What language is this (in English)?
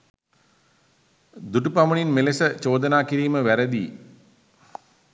Sinhala